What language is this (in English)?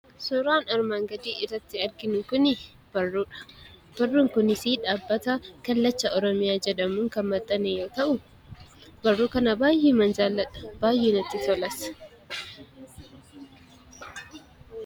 Oromo